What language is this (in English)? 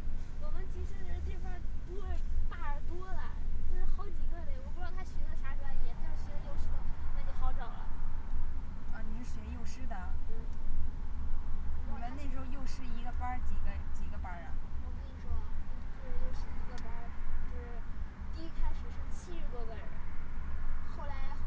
Chinese